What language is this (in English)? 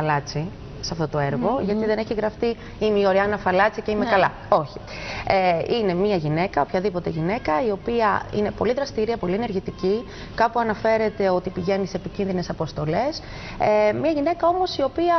Greek